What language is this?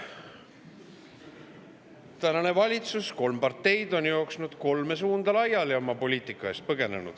Estonian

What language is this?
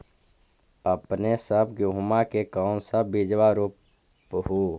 Magahi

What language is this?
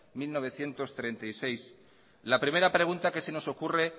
Spanish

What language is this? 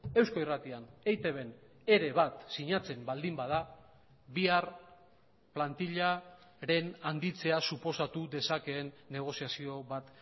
Basque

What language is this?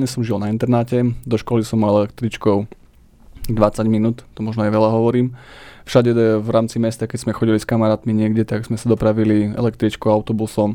Slovak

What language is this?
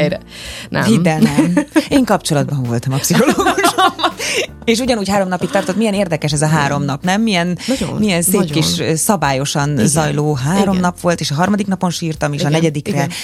Hungarian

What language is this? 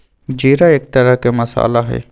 Magahi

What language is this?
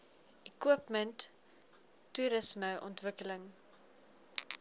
Afrikaans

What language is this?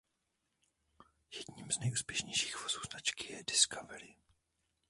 Czech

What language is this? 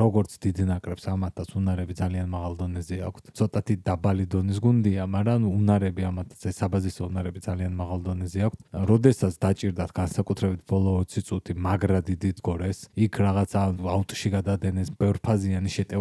Romanian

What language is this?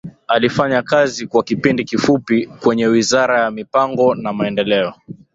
Swahili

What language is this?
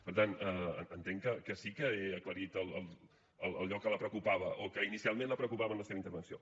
Catalan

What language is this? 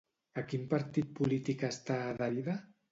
Catalan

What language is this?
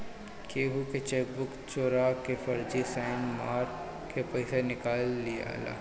Bhojpuri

